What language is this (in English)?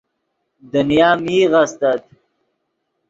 Yidgha